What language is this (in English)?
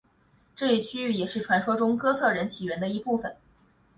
Chinese